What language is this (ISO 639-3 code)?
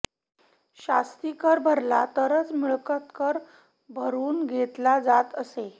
mar